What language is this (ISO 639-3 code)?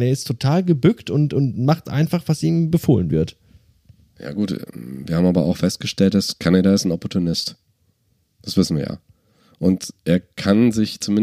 deu